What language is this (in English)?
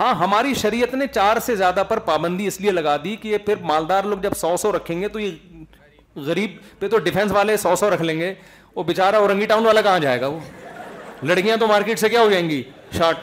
Urdu